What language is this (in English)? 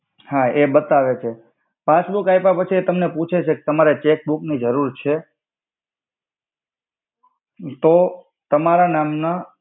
Gujarati